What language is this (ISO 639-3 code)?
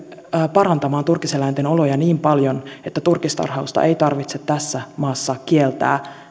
fin